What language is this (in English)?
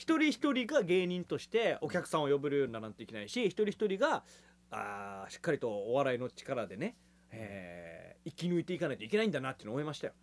Japanese